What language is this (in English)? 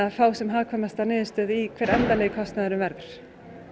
Icelandic